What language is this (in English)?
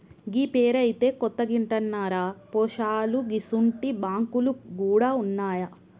Telugu